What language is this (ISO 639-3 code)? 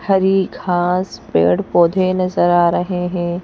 hin